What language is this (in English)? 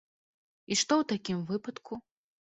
Belarusian